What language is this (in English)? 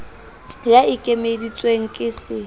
Southern Sotho